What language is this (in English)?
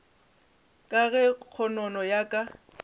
Northern Sotho